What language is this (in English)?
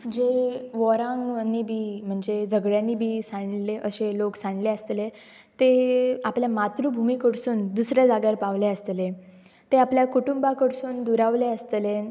Konkani